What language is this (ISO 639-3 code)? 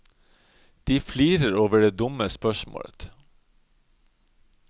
nor